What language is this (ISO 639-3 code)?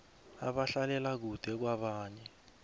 nbl